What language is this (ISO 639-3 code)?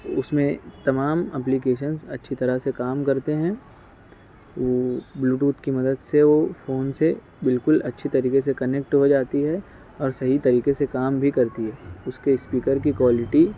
urd